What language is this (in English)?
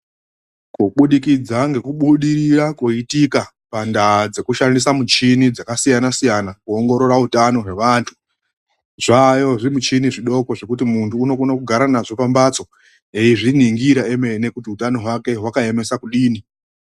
Ndau